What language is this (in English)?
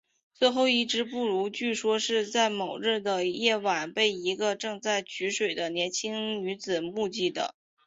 Chinese